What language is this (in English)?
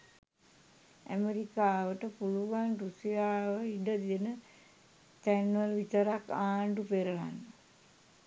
Sinhala